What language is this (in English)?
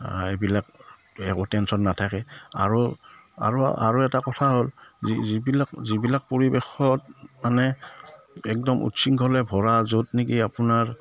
Assamese